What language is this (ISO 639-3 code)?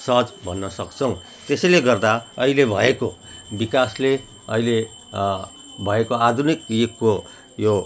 nep